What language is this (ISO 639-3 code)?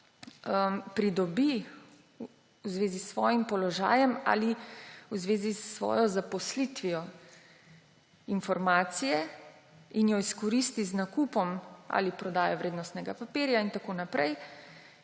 slv